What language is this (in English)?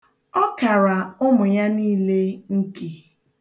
Igbo